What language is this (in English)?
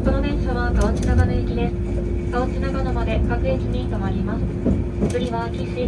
Japanese